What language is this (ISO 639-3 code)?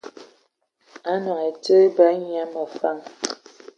ewo